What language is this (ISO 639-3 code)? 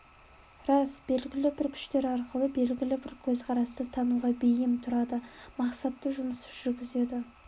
kaz